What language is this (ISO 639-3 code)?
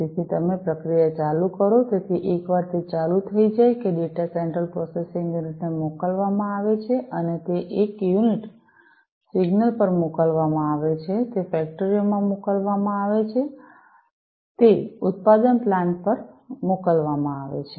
guj